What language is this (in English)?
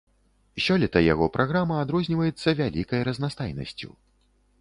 Belarusian